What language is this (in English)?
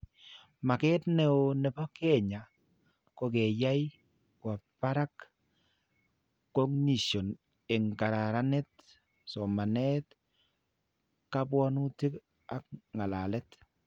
Kalenjin